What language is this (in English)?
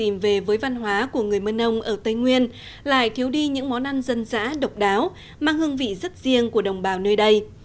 Vietnamese